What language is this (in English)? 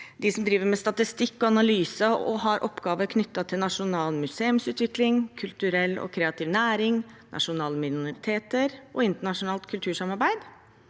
Norwegian